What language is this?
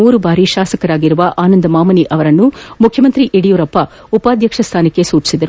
Kannada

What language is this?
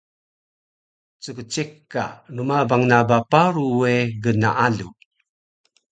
Taroko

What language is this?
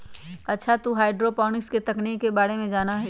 Magahi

